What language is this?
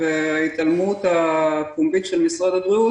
Hebrew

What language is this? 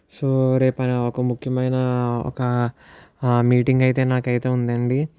Telugu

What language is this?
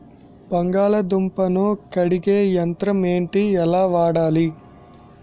Telugu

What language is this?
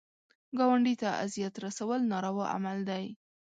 Pashto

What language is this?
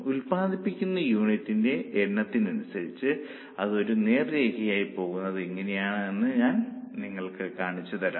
Malayalam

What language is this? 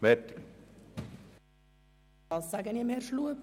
Swiss German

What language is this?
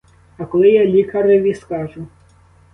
Ukrainian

